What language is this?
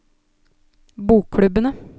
Norwegian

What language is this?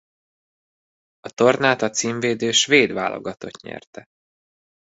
Hungarian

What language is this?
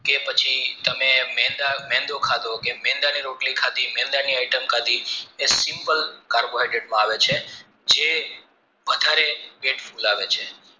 Gujarati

